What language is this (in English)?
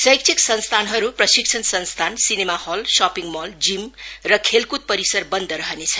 Nepali